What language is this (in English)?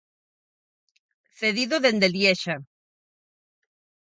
Galician